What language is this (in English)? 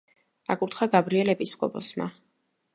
Georgian